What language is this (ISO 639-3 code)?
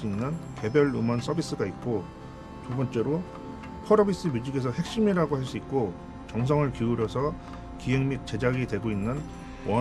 kor